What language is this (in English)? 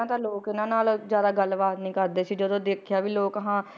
Punjabi